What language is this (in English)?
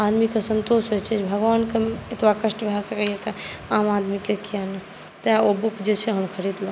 Maithili